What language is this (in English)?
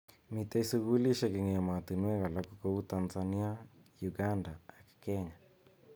Kalenjin